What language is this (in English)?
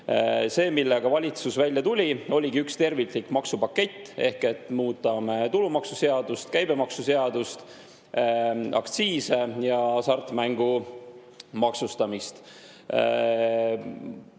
Estonian